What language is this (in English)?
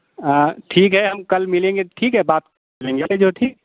Hindi